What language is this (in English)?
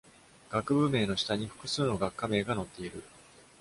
Japanese